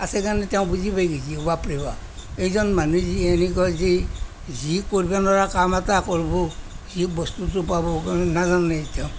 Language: Assamese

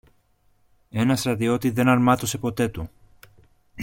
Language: Greek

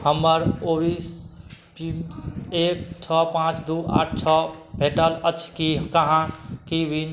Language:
Maithili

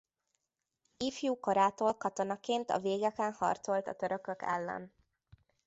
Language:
Hungarian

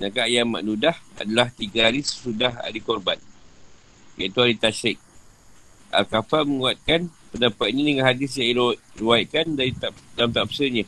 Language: Malay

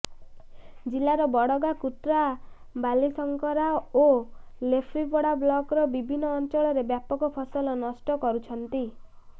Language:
Odia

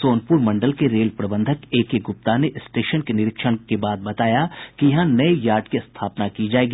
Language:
Hindi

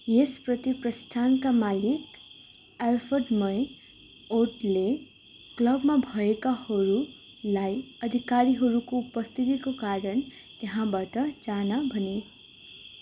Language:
Nepali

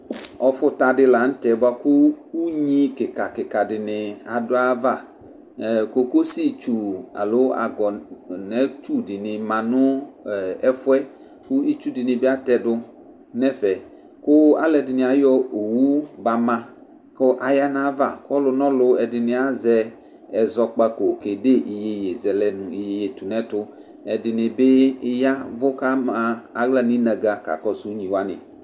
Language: Ikposo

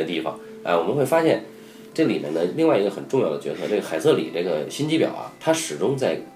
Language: Chinese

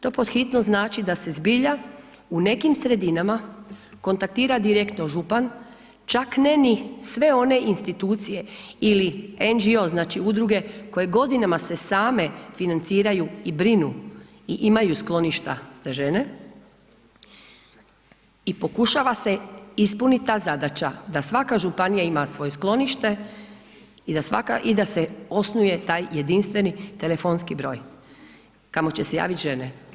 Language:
Croatian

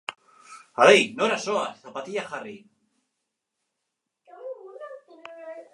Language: Basque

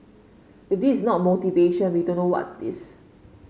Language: English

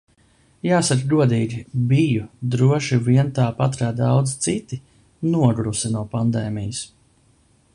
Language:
Latvian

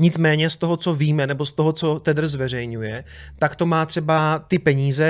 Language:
Czech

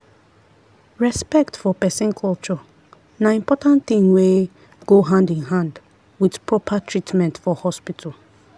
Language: Nigerian Pidgin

